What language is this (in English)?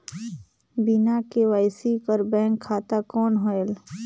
Chhattisgarhi